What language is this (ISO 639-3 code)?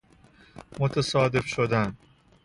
fas